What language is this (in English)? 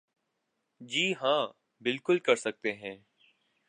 Urdu